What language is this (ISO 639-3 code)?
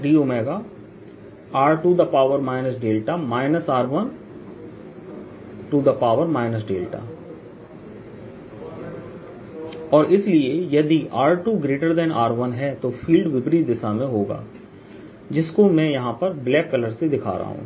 hin